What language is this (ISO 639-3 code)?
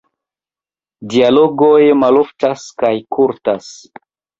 epo